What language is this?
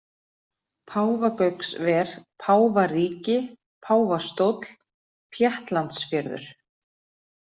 Icelandic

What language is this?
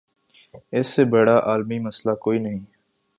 Urdu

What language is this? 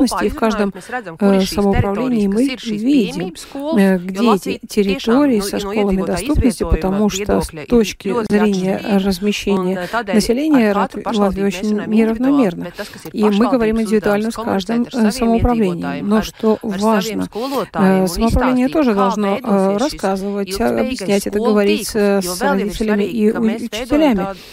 Russian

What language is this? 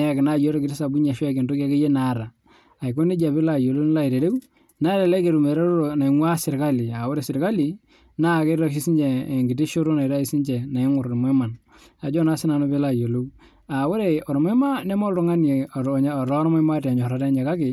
Masai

